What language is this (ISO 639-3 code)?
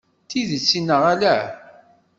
kab